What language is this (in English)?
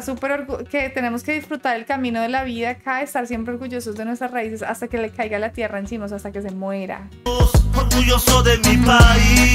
Spanish